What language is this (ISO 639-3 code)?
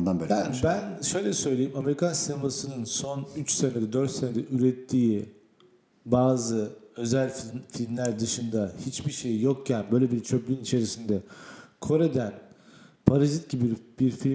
tur